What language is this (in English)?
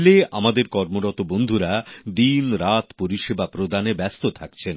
Bangla